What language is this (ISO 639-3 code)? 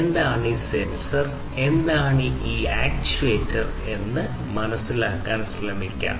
mal